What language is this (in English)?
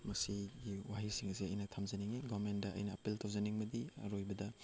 Manipuri